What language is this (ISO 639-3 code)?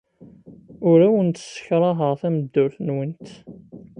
kab